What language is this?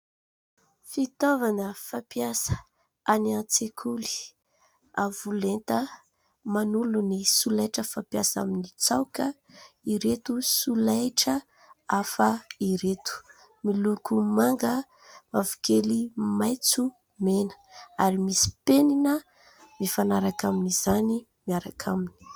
Malagasy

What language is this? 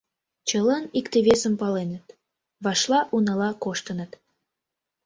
Mari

